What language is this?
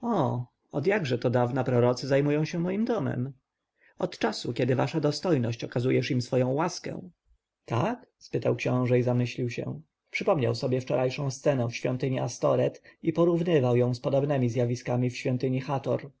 Polish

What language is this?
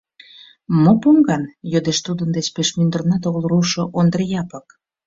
Mari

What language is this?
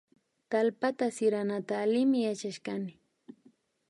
Imbabura Highland Quichua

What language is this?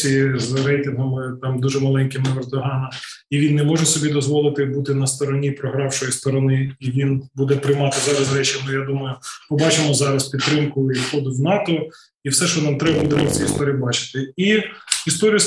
Ukrainian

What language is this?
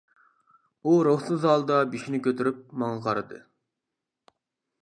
Uyghur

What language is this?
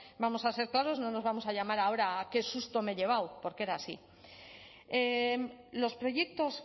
Spanish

